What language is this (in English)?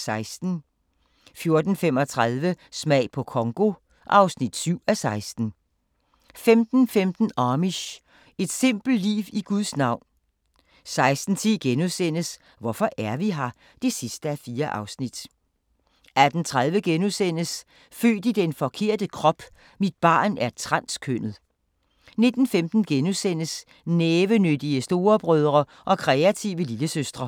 Danish